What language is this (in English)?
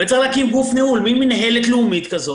Hebrew